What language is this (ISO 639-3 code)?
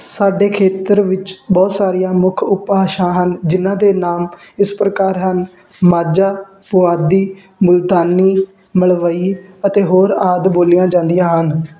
pan